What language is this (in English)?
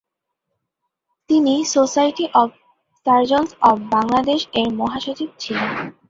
Bangla